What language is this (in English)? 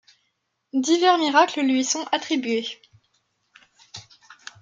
French